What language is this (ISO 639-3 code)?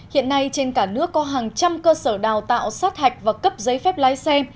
vie